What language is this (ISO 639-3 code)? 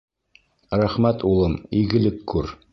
bak